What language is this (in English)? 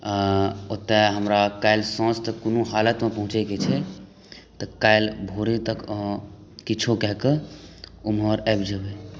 Maithili